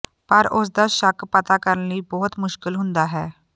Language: Punjabi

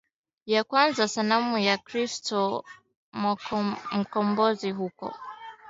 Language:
Swahili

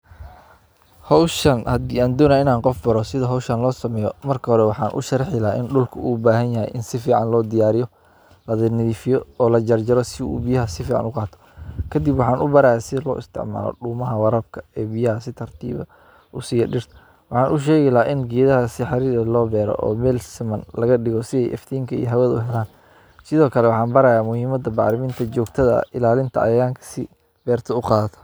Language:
Somali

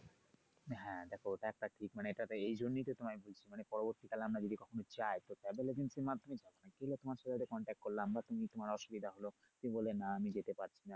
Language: Bangla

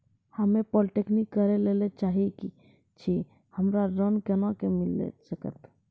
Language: Maithili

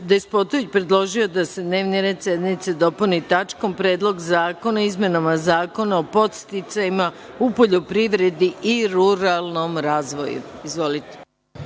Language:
Serbian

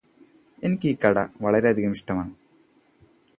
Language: Malayalam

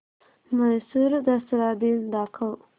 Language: Marathi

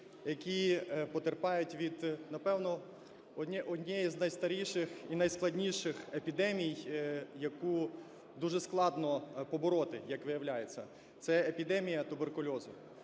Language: Ukrainian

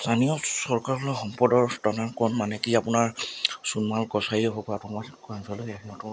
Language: Assamese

